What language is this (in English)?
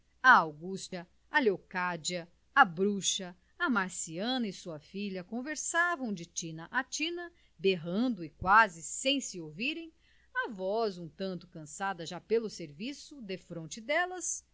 Portuguese